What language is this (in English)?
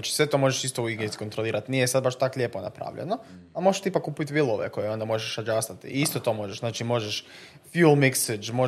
Croatian